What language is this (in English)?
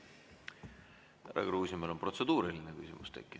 Estonian